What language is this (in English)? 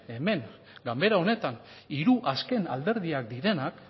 Basque